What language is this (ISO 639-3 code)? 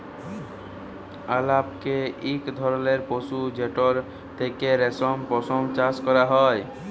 ben